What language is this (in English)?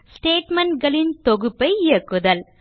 Tamil